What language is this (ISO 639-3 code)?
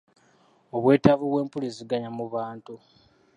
lug